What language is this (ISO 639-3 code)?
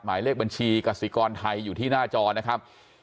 tha